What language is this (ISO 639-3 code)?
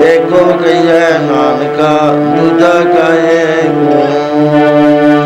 pan